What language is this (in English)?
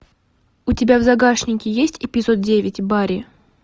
Russian